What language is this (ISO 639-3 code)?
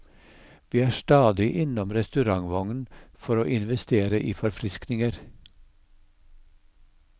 nor